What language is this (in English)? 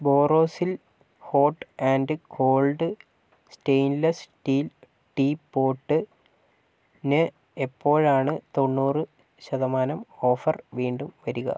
Malayalam